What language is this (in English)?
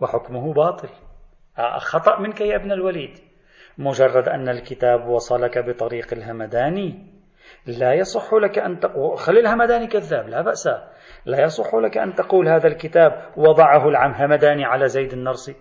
Arabic